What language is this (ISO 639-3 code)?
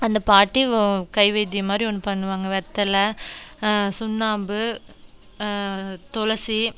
tam